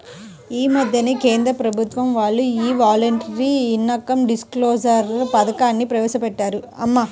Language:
Telugu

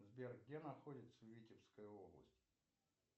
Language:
Russian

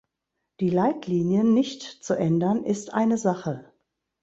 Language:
German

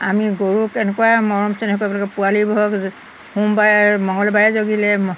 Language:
Assamese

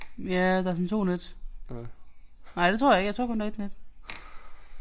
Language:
Danish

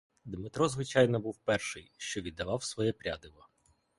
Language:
Ukrainian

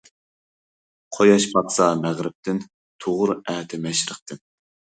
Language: Uyghur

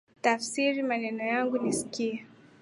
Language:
Swahili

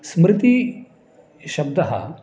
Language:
Sanskrit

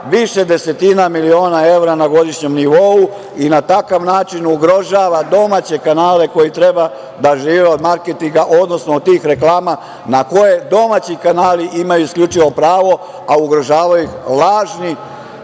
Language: Serbian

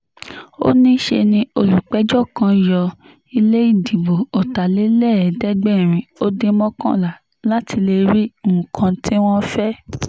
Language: Yoruba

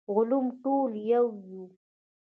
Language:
Pashto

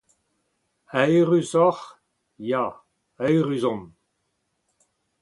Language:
Breton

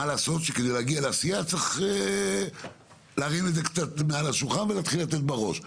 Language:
Hebrew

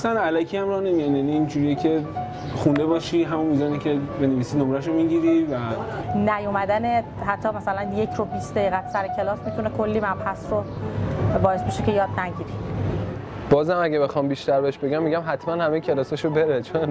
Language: Persian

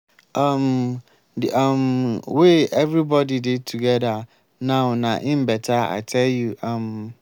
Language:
Nigerian Pidgin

